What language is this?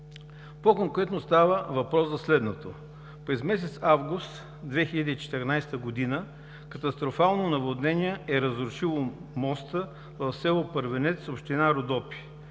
Bulgarian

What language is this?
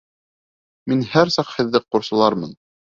Bashkir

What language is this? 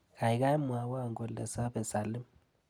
Kalenjin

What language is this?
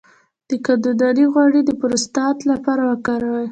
Pashto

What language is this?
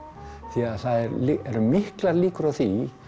Icelandic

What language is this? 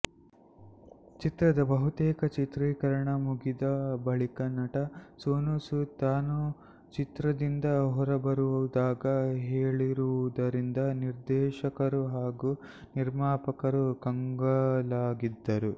Kannada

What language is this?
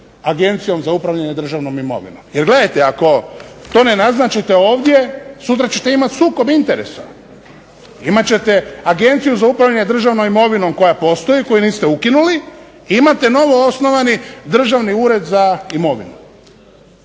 Croatian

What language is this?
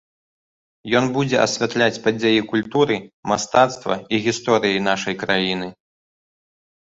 Belarusian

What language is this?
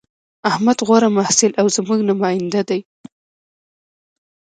Pashto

